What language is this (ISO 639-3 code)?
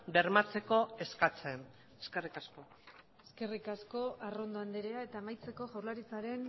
eus